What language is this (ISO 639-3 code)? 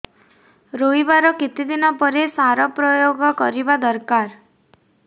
ori